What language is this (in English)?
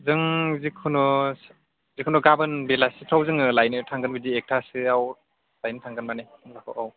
Bodo